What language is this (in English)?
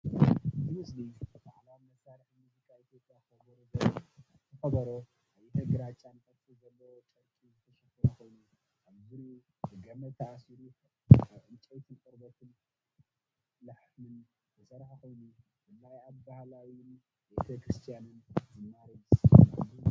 Tigrinya